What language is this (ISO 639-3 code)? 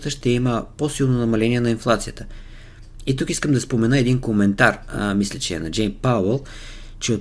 bul